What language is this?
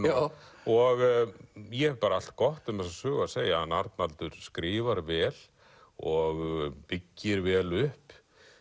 Icelandic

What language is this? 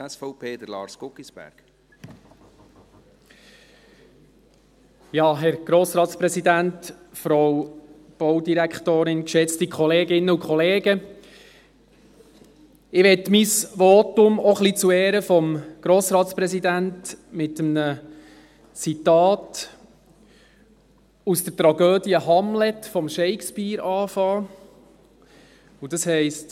Swiss German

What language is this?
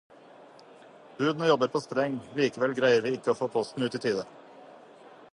Norwegian Bokmål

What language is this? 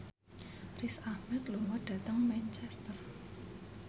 Javanese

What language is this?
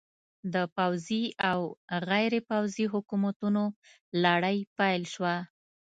Pashto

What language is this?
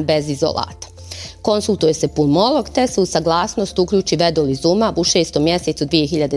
Croatian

